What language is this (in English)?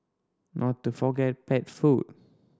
English